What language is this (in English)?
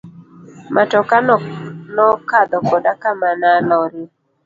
Luo (Kenya and Tanzania)